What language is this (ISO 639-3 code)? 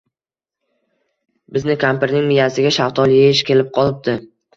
uzb